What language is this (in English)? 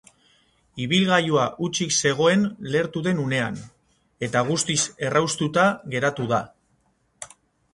Basque